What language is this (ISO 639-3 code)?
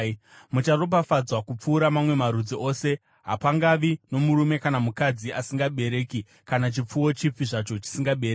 sna